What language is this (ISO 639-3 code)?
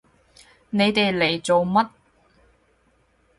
yue